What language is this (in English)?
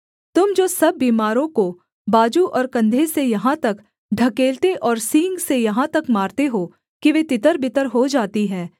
Hindi